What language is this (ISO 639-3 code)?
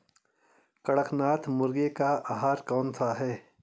hin